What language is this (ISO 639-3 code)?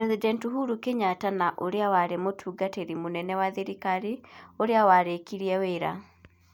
kik